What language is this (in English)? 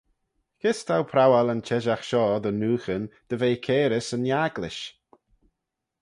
Manx